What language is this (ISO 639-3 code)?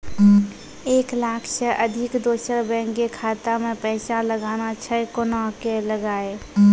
mai